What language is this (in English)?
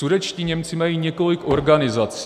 Czech